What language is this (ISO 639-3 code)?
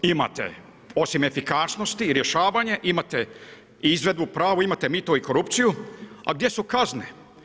hrv